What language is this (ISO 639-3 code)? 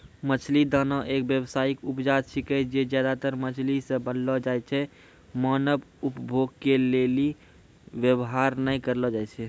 mai